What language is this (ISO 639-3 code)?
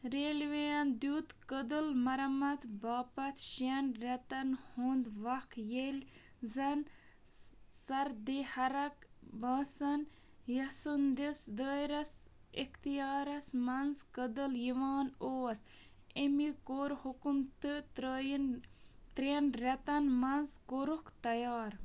kas